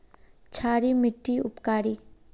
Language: Magahi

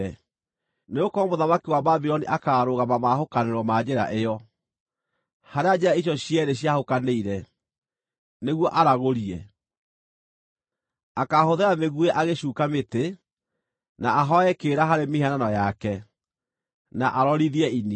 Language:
Kikuyu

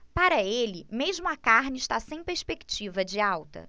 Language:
Portuguese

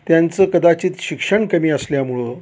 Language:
Marathi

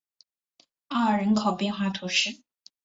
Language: Chinese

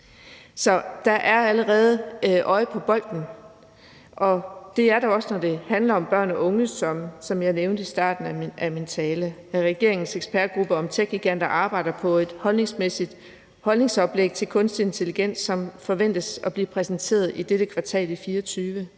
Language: Danish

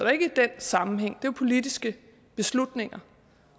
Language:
Danish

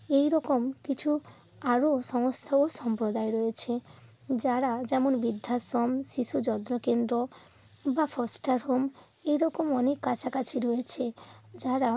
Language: Bangla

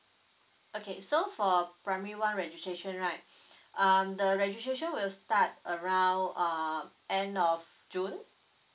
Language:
English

